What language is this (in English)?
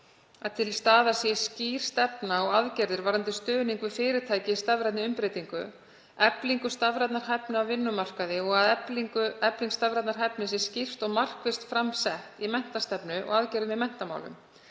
Icelandic